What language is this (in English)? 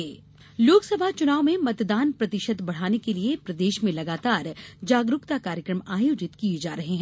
Hindi